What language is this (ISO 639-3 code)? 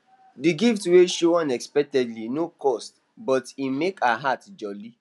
pcm